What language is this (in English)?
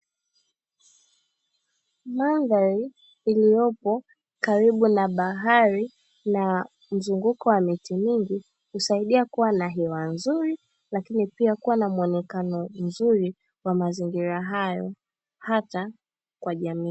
Swahili